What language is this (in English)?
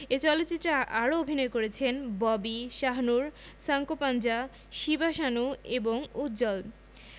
Bangla